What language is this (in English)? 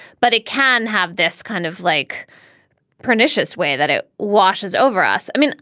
English